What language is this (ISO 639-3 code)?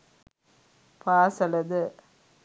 sin